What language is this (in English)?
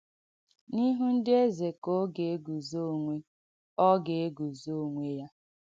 Igbo